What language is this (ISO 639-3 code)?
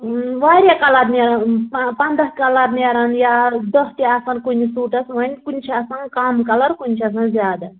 kas